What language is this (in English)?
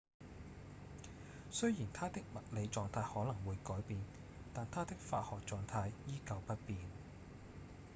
Cantonese